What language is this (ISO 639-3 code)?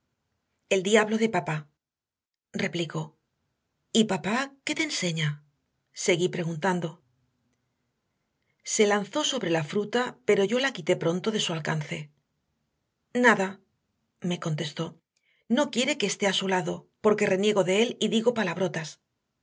spa